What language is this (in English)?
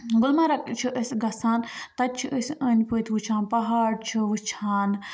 Kashmiri